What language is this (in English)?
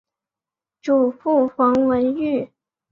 Chinese